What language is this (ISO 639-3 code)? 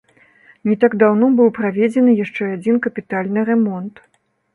bel